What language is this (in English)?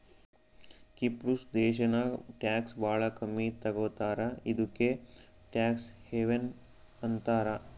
Kannada